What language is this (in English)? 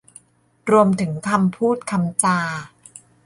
Thai